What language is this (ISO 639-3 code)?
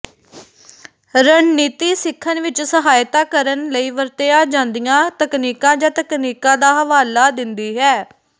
pan